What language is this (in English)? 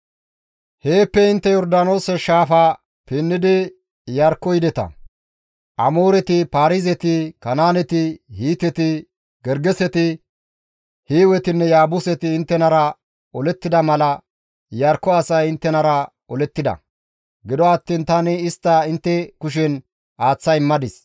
Gamo